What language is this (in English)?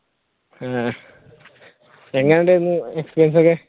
Malayalam